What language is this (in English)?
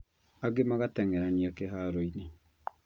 Kikuyu